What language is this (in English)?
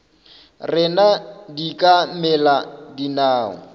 Northern Sotho